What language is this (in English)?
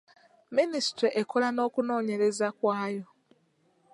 Ganda